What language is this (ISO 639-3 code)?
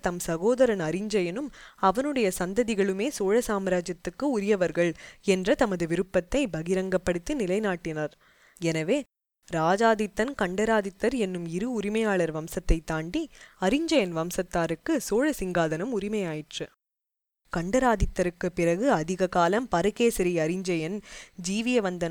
tam